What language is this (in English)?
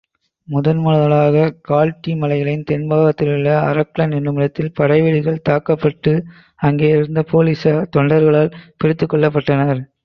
Tamil